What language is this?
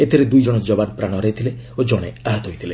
Odia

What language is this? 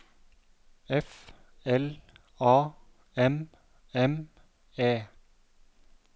Norwegian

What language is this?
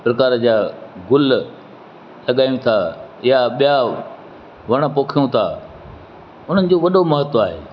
Sindhi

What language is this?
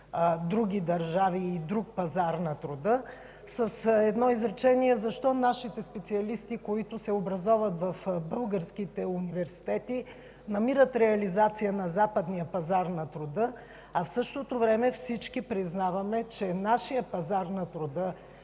Bulgarian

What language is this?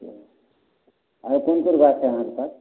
Maithili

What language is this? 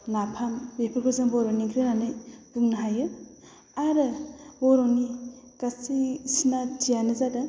Bodo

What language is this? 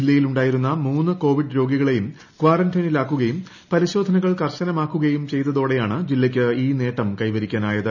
Malayalam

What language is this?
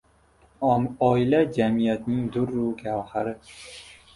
Uzbek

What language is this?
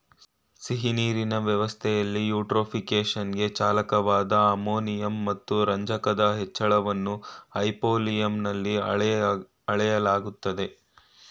Kannada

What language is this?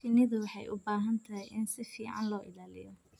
Somali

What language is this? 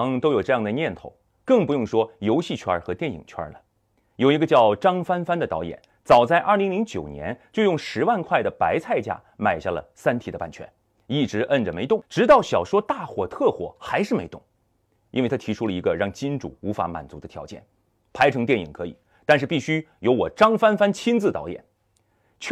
Chinese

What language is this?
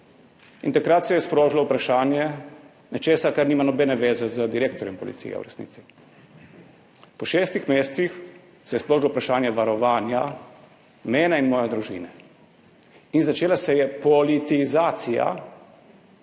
Slovenian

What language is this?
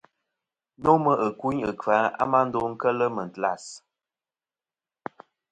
Kom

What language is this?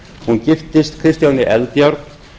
Icelandic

